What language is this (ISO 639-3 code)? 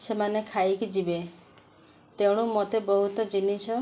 ori